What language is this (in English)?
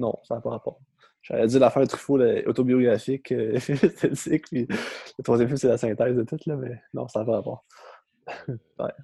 French